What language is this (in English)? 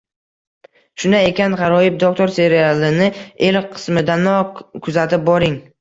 Uzbek